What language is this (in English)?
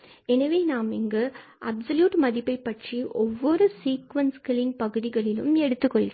Tamil